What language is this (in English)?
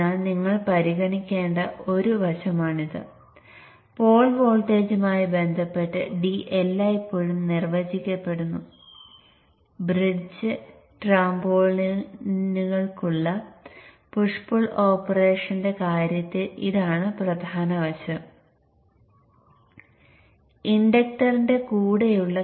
Malayalam